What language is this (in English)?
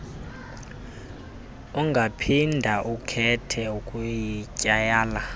Xhosa